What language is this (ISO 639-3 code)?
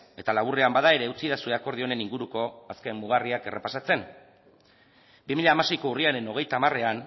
eus